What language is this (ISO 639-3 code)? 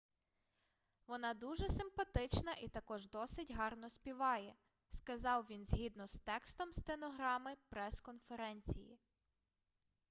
ukr